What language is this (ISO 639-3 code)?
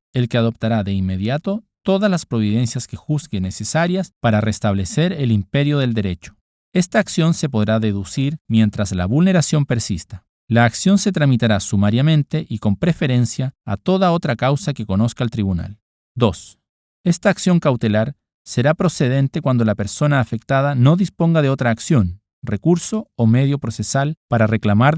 spa